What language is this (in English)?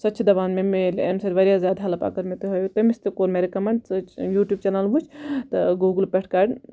Kashmiri